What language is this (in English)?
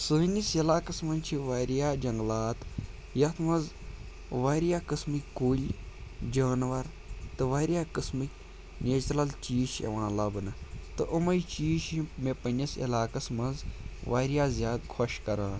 Kashmiri